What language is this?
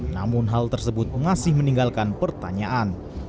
Indonesian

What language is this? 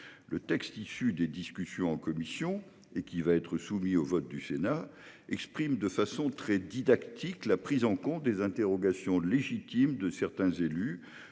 French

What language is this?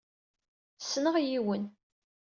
Kabyle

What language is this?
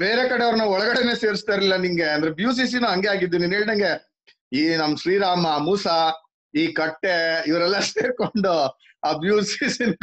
Kannada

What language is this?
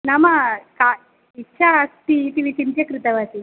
Sanskrit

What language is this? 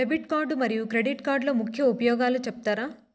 Telugu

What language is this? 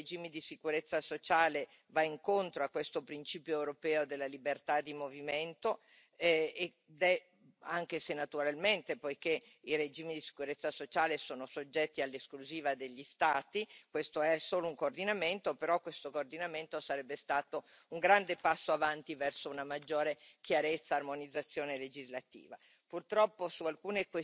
Italian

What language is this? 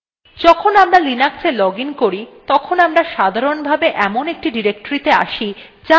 Bangla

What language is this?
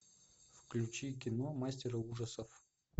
Russian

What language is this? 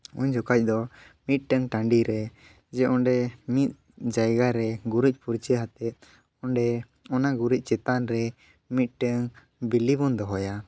Santali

